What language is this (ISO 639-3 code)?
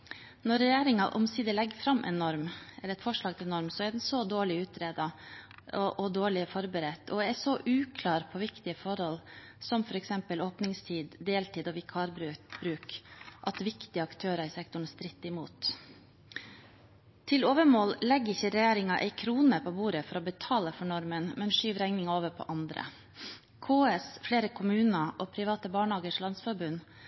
nob